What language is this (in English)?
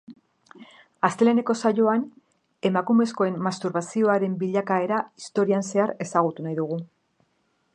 Basque